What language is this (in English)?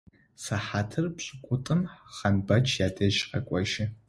Adyghe